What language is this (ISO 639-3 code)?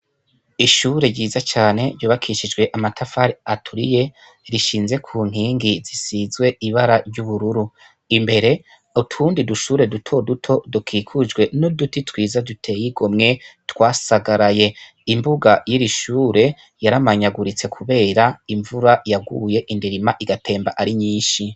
run